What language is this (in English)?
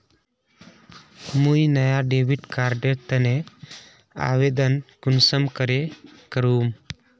Magahi